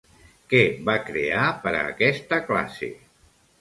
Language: Catalan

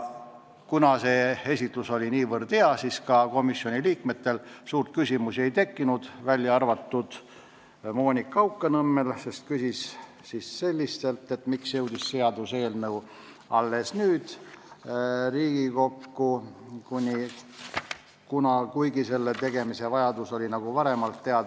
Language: Estonian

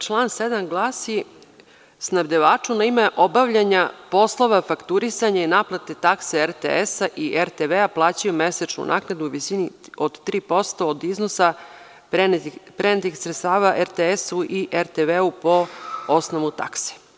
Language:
Serbian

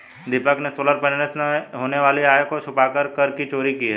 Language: Hindi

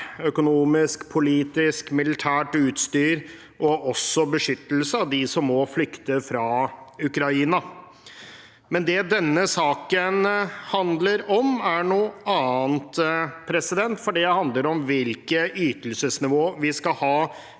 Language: Norwegian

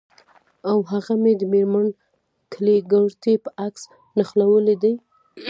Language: Pashto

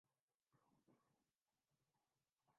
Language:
Urdu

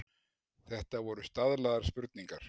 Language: Icelandic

